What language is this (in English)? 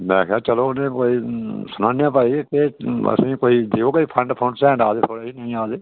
Dogri